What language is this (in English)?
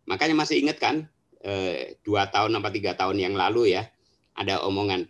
Indonesian